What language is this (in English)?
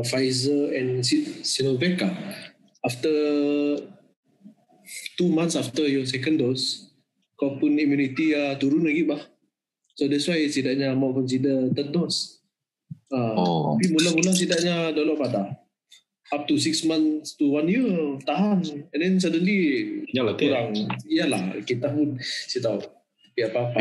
Malay